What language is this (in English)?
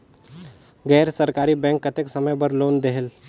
Chhattisgarhi